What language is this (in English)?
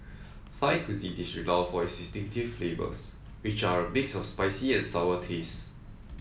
English